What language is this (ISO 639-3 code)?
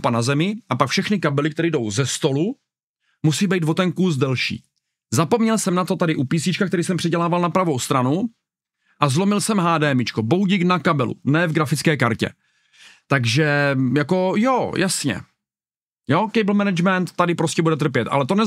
ces